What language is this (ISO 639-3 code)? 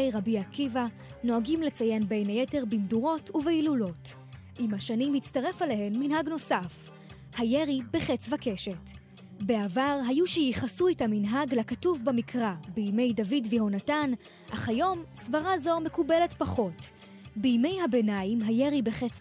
heb